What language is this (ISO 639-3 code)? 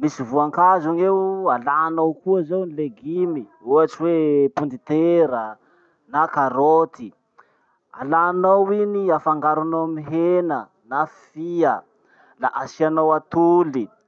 msh